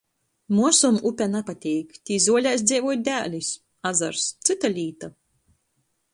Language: Latgalian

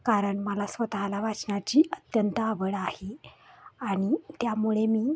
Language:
Marathi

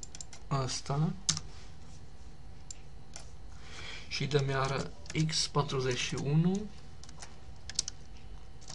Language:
Romanian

